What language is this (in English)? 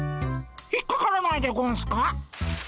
Japanese